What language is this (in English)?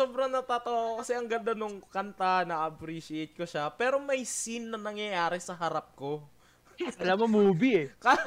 Filipino